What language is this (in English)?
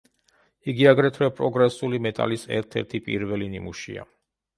Georgian